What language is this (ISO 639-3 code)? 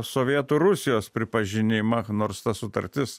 lit